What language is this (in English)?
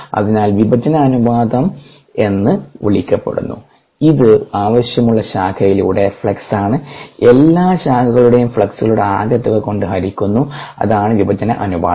Malayalam